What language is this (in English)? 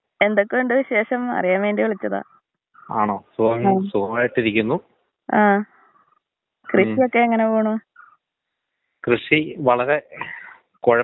Malayalam